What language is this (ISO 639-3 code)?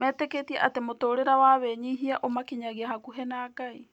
kik